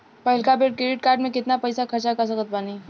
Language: Bhojpuri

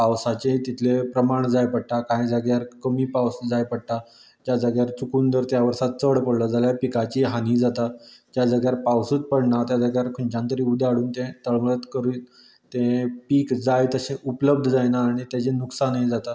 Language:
Konkani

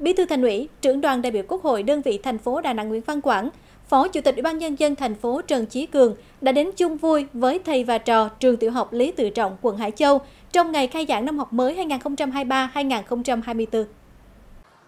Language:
Vietnamese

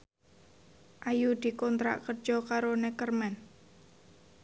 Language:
Javanese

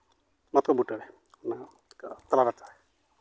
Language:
Santali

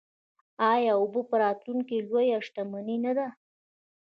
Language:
Pashto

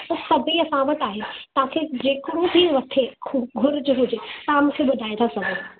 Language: Sindhi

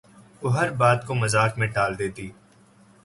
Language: Urdu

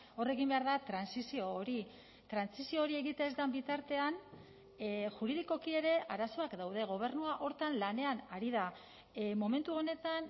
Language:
Basque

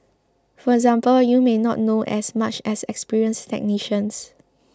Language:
English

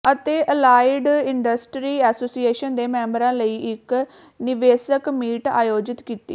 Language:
Punjabi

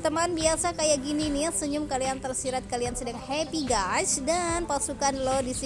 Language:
Indonesian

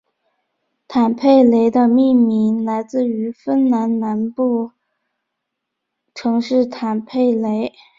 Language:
Chinese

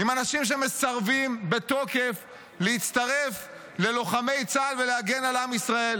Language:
Hebrew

